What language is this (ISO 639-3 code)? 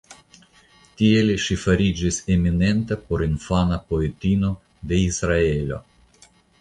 epo